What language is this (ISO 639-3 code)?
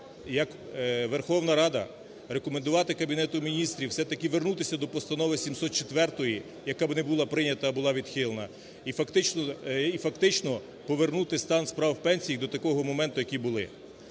ukr